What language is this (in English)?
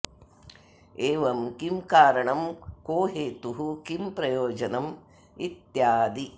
Sanskrit